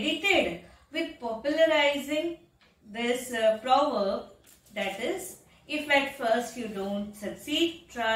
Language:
English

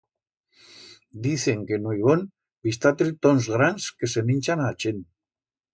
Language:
Aragonese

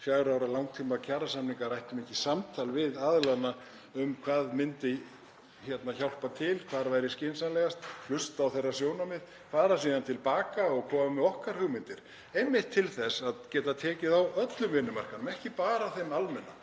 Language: Icelandic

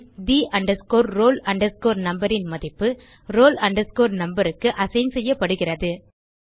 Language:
Tamil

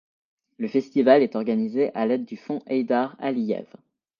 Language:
French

